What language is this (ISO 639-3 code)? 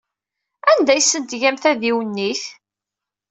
kab